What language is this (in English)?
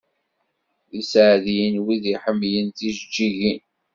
Kabyle